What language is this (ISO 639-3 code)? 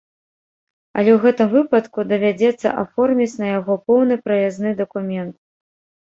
bel